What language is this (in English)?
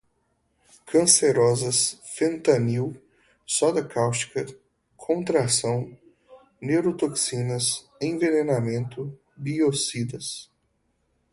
Portuguese